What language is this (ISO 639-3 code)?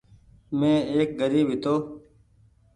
gig